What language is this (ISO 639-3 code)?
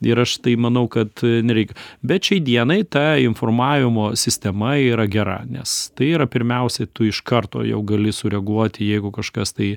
lit